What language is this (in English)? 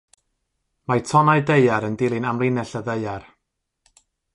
Welsh